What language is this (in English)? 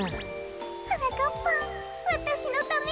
Japanese